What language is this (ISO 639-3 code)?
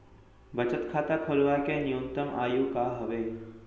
hne